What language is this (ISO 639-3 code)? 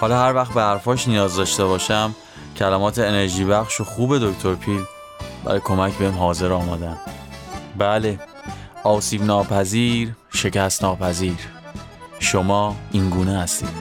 fas